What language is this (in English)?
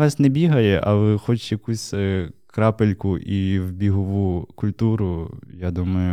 Ukrainian